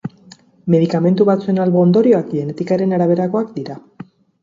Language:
Basque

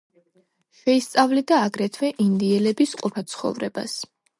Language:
Georgian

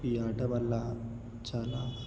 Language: Telugu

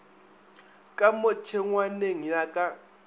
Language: Northern Sotho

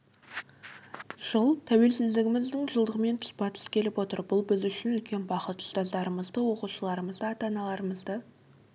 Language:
Kazakh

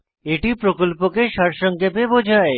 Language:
Bangla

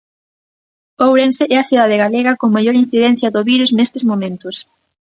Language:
Galician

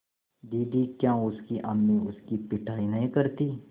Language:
Hindi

